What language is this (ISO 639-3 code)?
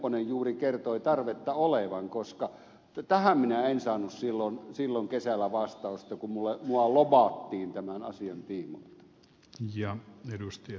fin